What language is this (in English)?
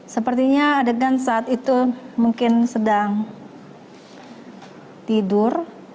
Indonesian